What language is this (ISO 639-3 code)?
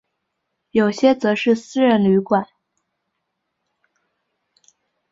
zho